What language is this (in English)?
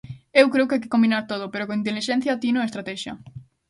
Galician